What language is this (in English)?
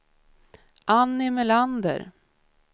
Swedish